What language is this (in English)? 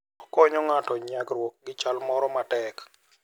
Luo (Kenya and Tanzania)